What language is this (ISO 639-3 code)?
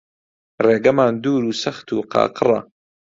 ckb